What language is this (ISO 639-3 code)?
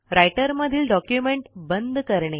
mar